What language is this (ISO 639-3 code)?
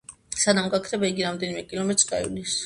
kat